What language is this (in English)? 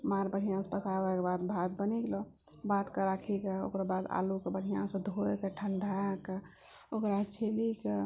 Maithili